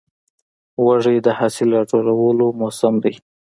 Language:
Pashto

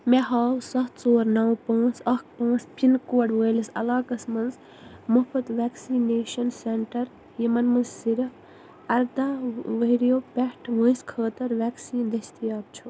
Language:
Kashmiri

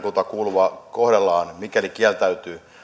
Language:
Finnish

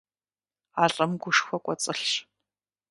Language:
Kabardian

